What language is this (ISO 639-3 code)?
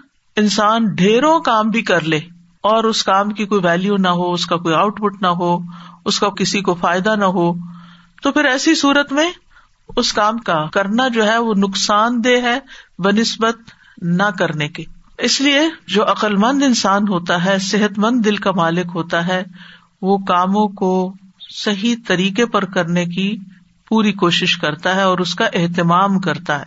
urd